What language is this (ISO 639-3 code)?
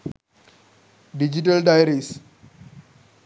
sin